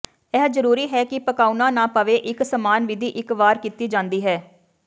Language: Punjabi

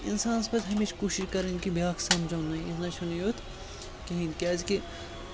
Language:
Kashmiri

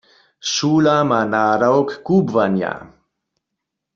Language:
Upper Sorbian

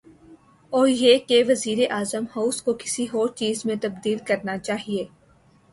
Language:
Urdu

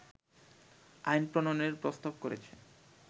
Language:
Bangla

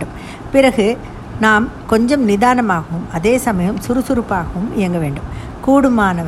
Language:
Tamil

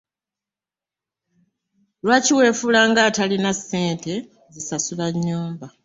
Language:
Ganda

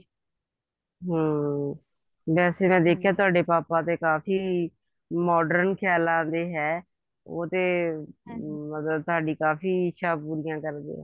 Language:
Punjabi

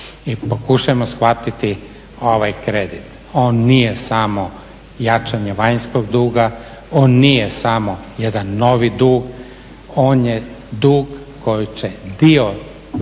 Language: Croatian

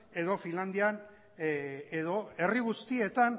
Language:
Basque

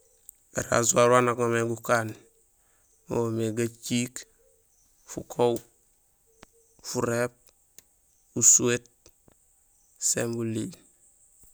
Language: Gusilay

